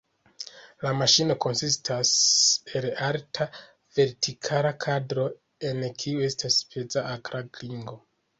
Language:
Esperanto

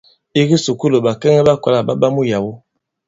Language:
Bankon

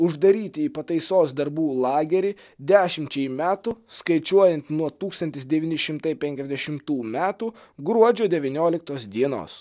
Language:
Lithuanian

